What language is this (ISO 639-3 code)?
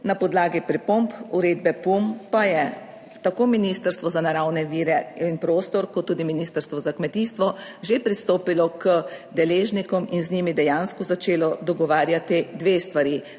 slv